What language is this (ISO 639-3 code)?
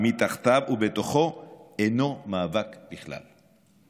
heb